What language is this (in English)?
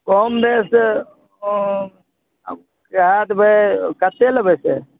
Maithili